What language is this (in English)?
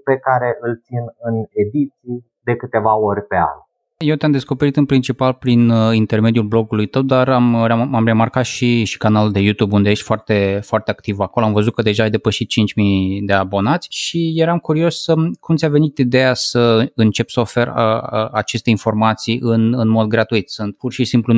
Romanian